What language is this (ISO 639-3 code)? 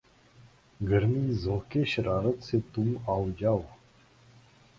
urd